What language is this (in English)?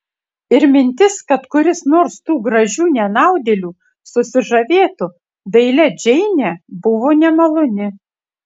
Lithuanian